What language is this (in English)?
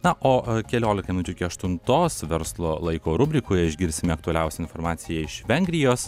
Lithuanian